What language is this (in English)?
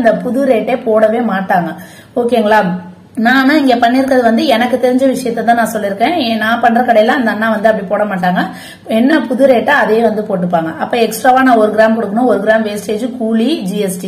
Arabic